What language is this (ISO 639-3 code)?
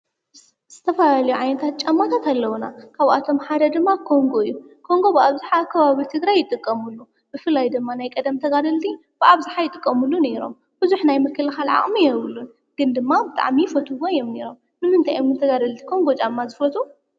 tir